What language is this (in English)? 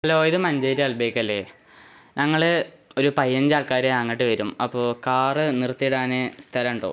Malayalam